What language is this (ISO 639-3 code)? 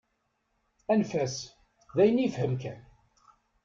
kab